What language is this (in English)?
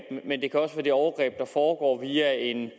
Danish